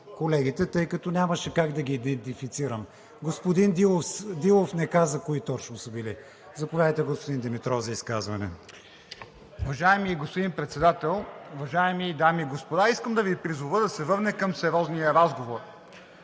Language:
Bulgarian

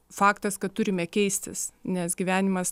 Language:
Lithuanian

